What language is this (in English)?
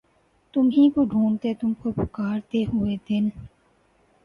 Urdu